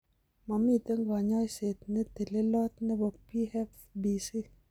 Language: Kalenjin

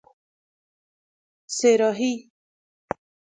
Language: Persian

